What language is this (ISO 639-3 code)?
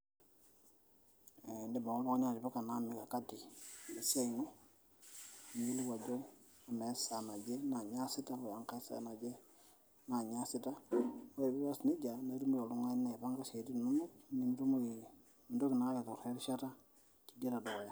mas